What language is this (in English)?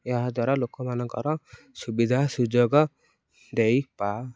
Odia